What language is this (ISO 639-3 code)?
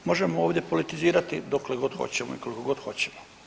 hrv